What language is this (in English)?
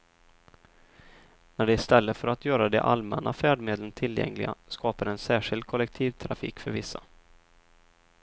Swedish